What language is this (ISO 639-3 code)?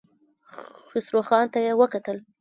pus